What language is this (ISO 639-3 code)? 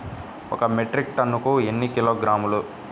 tel